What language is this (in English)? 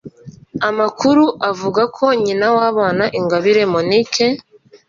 Kinyarwanda